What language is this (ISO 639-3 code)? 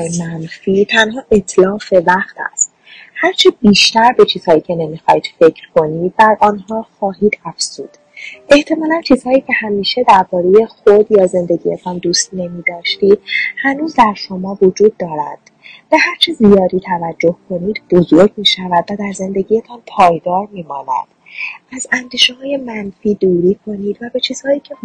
fas